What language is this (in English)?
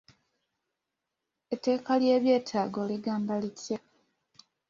Ganda